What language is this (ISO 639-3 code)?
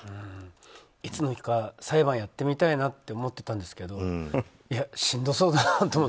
jpn